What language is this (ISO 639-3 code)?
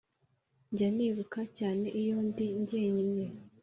kin